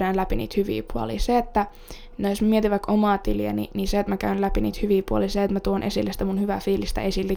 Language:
Finnish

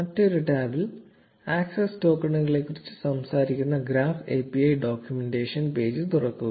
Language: Malayalam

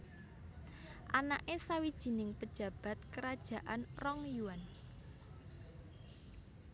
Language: Javanese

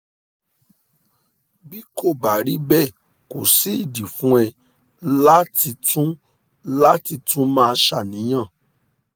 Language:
Yoruba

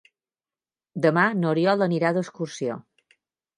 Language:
Catalan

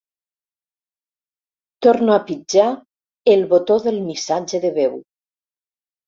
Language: Catalan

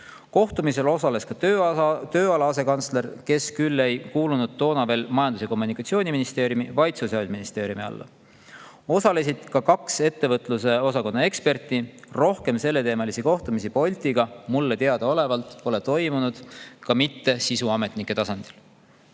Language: Estonian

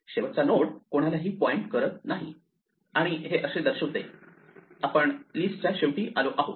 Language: Marathi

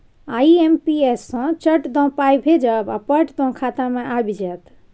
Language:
Maithili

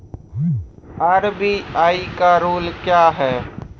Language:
Maithili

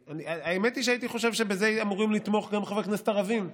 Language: Hebrew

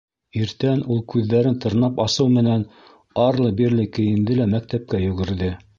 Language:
Bashkir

